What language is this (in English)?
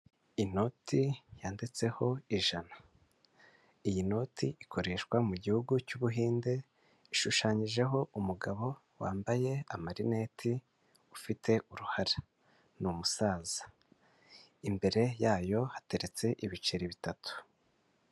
Kinyarwanda